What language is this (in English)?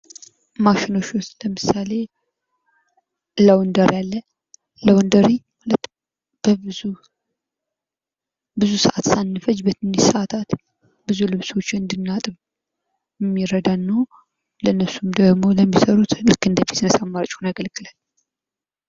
Amharic